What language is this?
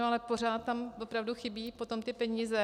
Czech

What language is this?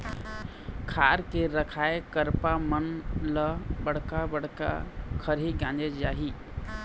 Chhattisgarhi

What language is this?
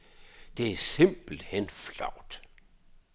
Danish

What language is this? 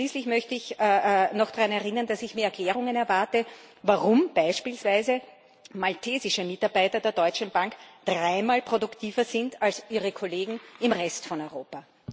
German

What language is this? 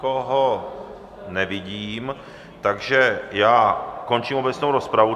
Czech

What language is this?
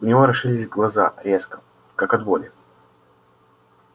Russian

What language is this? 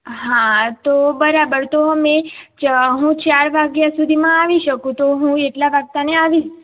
Gujarati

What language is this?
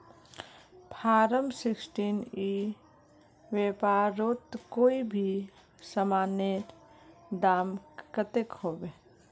Magahi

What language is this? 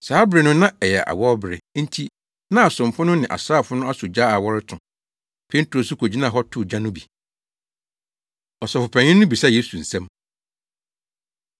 Akan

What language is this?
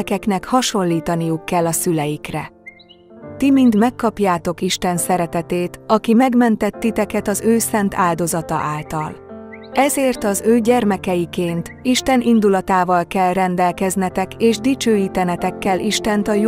Hungarian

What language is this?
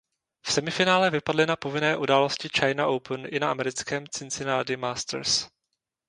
Czech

